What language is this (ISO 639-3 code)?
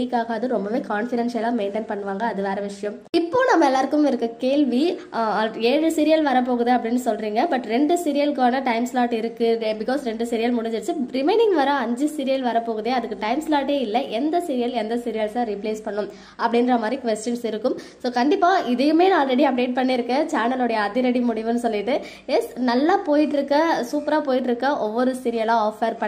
hin